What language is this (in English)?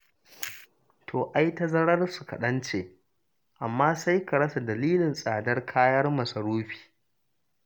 Hausa